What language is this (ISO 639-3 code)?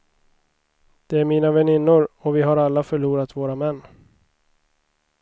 swe